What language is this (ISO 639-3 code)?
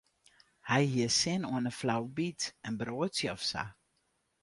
fry